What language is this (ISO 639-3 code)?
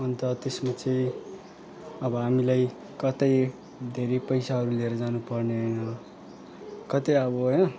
nep